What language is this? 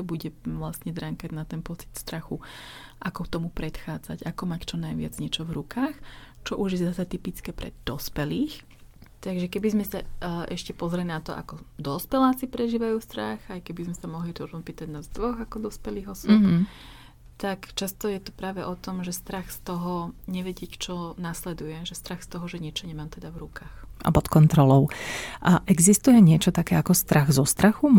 Slovak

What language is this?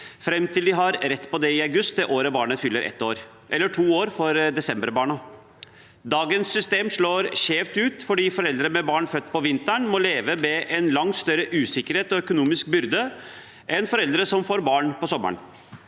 Norwegian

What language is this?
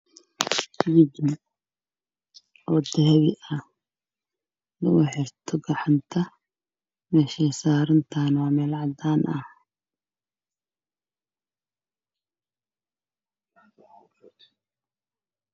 Somali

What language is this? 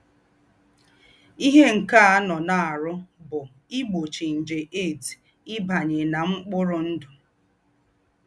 Igbo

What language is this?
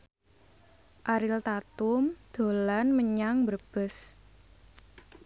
Javanese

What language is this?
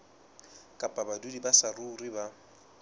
Southern Sotho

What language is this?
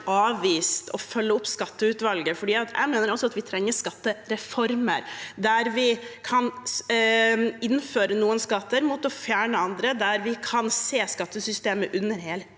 Norwegian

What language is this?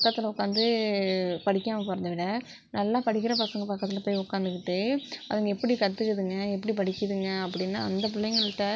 Tamil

